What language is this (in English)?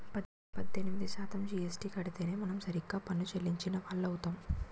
Telugu